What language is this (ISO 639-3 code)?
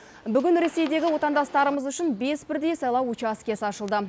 kaz